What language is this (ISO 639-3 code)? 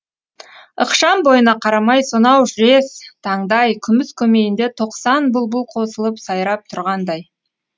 kaz